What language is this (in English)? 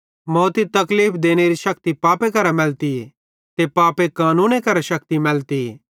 Bhadrawahi